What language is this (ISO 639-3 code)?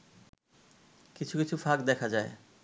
ben